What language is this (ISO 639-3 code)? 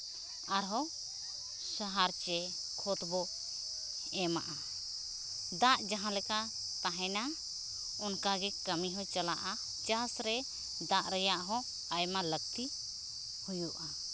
sat